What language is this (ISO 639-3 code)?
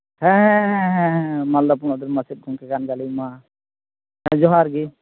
sat